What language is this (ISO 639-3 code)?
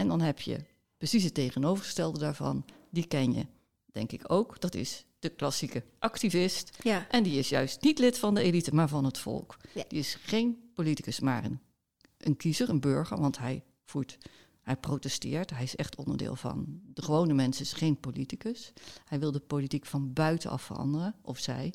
nld